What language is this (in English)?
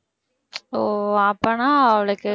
Tamil